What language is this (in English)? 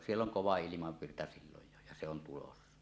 Finnish